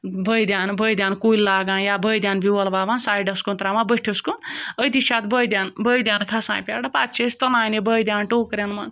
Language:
Kashmiri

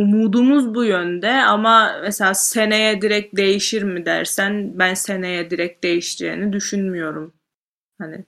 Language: Turkish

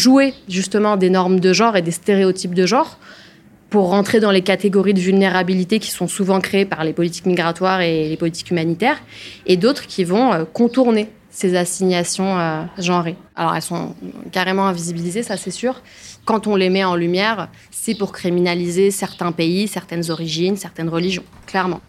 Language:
French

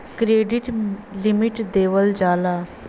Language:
Bhojpuri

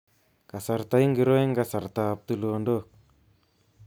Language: Kalenjin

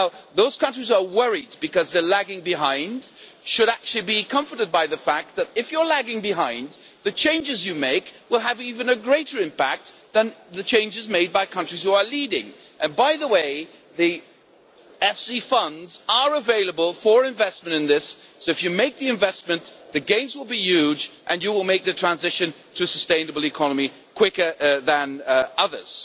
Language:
English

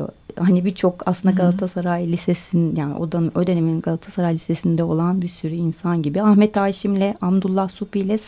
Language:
Turkish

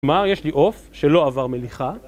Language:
Hebrew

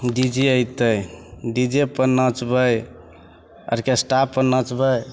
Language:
Maithili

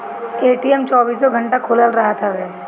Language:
Bhojpuri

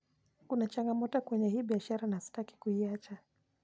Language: Luo (Kenya and Tanzania)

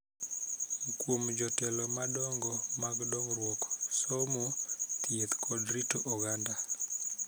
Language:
Luo (Kenya and Tanzania)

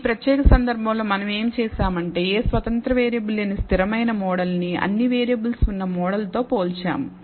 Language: Telugu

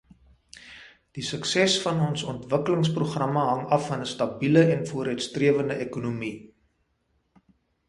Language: Afrikaans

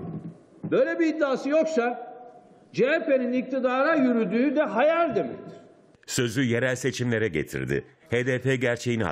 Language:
Turkish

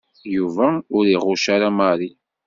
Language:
Kabyle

